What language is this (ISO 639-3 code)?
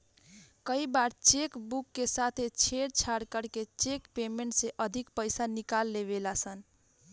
bho